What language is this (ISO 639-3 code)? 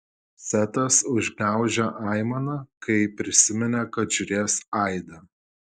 lit